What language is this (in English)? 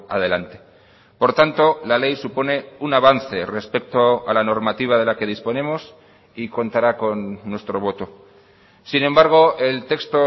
Spanish